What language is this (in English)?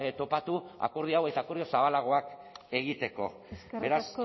Basque